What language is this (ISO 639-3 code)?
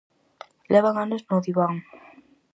glg